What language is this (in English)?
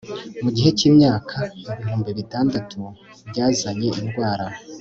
Kinyarwanda